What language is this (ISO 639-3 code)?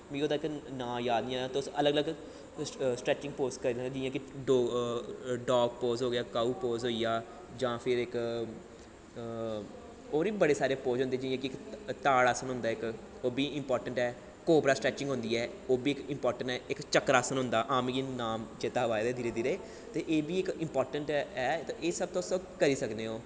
doi